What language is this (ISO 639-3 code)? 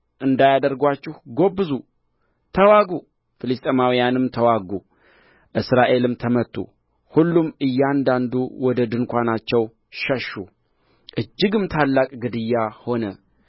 amh